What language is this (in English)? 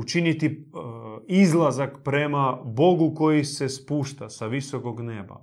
Croatian